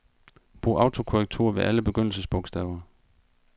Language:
Danish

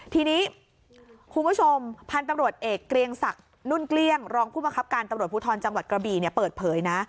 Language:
Thai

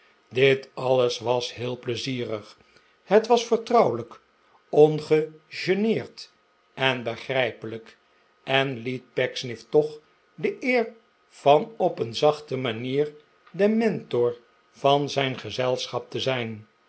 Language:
Dutch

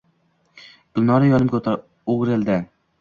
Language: Uzbek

